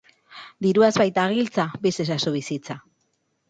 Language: Basque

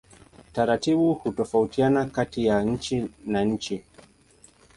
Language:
Swahili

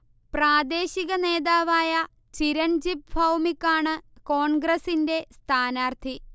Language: Malayalam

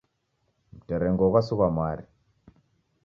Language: Taita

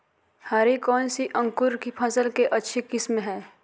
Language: Magahi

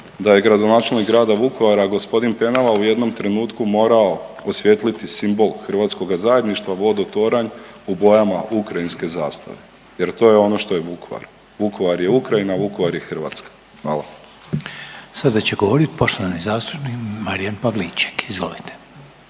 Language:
Croatian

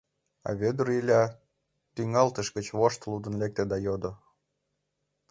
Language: Mari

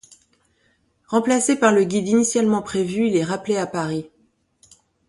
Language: French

